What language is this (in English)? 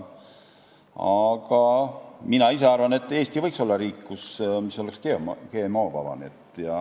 Estonian